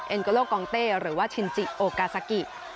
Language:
Thai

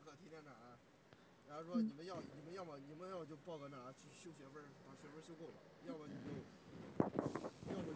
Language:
Chinese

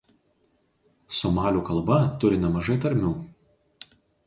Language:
Lithuanian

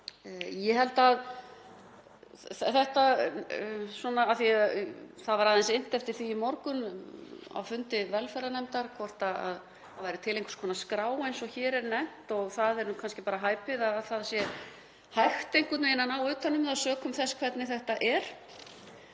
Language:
Icelandic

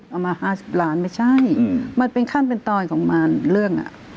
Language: Thai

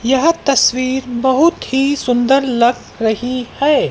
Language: Hindi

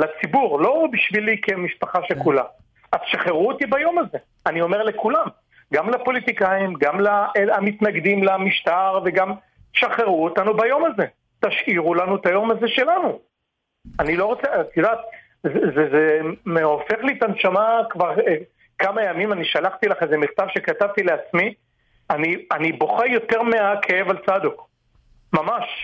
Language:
Hebrew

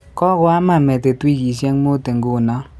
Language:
Kalenjin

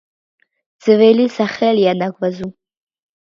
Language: Georgian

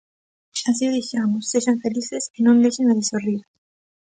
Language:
Galician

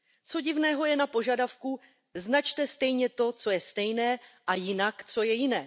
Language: Czech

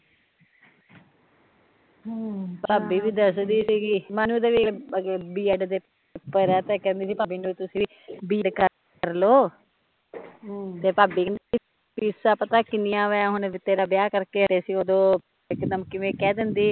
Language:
Punjabi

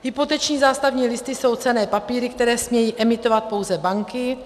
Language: Czech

